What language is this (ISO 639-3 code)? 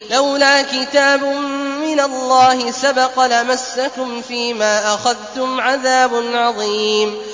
ara